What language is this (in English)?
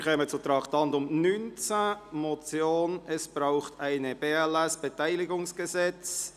Swiss German